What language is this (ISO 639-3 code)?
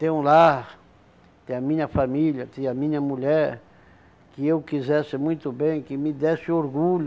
por